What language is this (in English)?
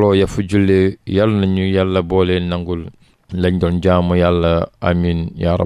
Arabic